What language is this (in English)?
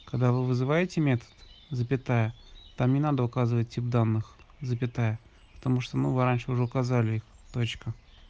Russian